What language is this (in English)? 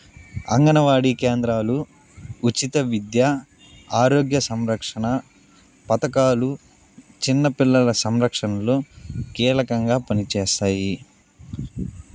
Telugu